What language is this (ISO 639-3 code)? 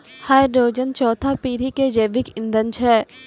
mai